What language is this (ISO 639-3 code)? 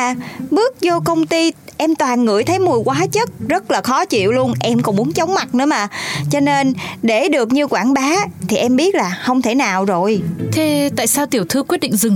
vie